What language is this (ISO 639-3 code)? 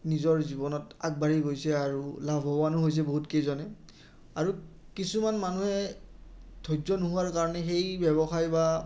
asm